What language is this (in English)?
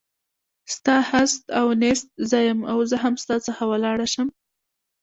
Pashto